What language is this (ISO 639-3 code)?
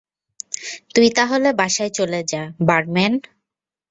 ben